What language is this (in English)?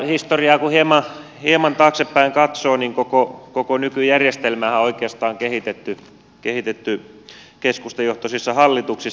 Finnish